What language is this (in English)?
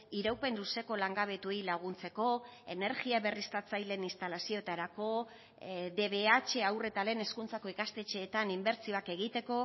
Basque